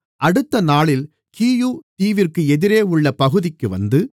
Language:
Tamil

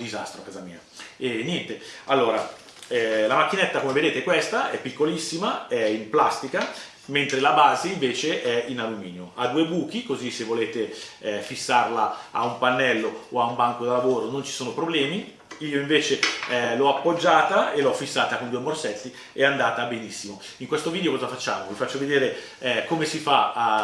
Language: Italian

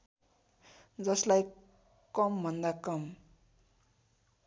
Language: Nepali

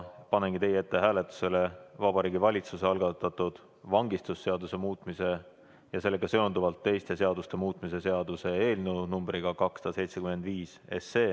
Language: Estonian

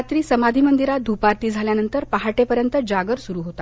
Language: Marathi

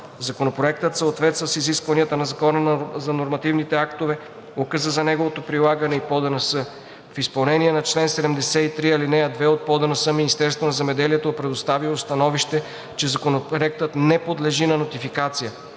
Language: Bulgarian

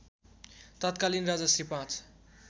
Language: Nepali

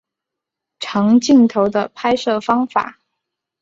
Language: Chinese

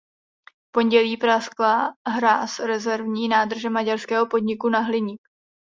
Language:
Czech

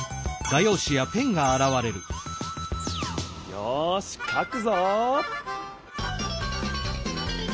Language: Japanese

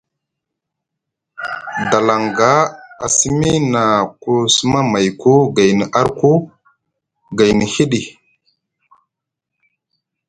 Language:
Musgu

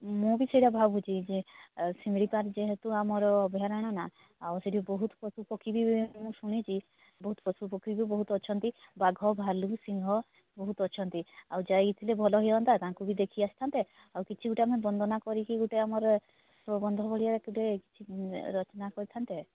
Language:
Odia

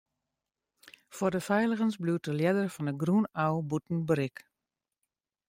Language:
Western Frisian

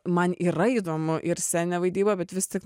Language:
Lithuanian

